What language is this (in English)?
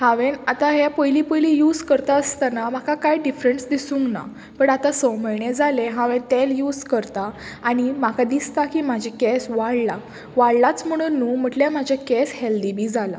Konkani